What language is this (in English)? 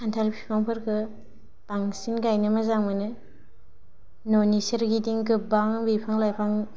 Bodo